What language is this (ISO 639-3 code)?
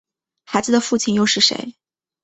zho